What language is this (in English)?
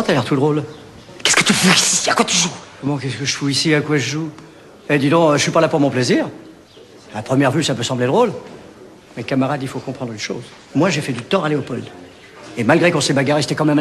French